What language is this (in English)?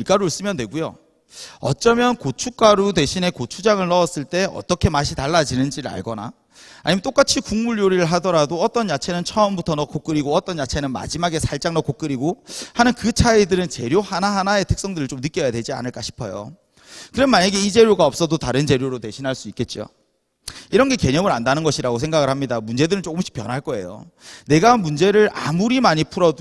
Korean